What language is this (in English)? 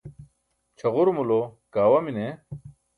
Burushaski